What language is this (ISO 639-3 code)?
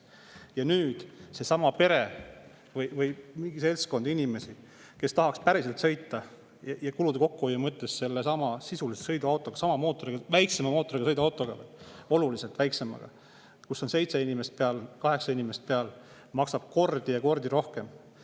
est